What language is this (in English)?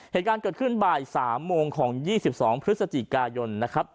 Thai